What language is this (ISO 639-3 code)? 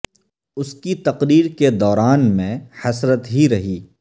urd